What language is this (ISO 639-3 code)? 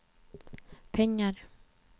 swe